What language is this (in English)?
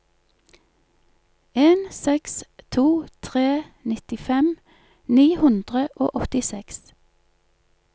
Norwegian